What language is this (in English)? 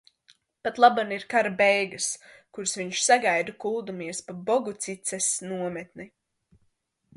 Latvian